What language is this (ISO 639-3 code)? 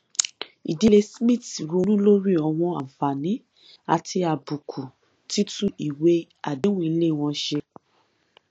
yor